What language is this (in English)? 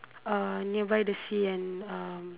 English